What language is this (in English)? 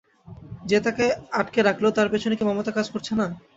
Bangla